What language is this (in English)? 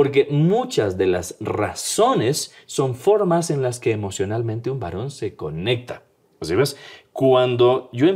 Spanish